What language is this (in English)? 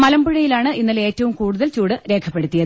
Malayalam